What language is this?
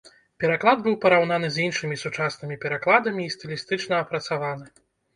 Belarusian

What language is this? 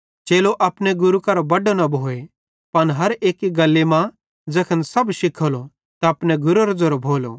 Bhadrawahi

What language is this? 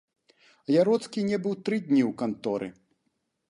Belarusian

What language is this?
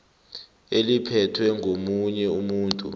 South Ndebele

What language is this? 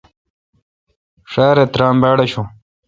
Kalkoti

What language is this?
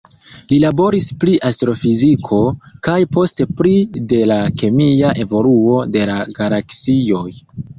Esperanto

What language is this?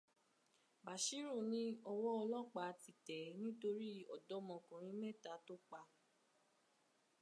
Yoruba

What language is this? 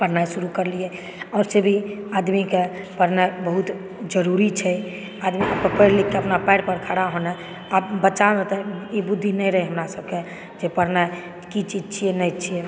Maithili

